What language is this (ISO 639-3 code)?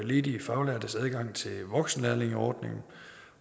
dan